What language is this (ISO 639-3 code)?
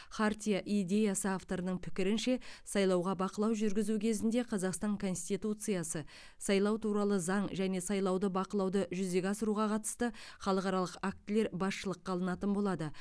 kaz